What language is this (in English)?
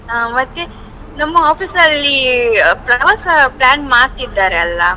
Kannada